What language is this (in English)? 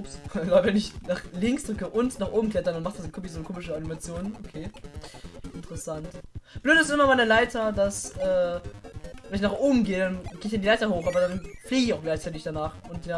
German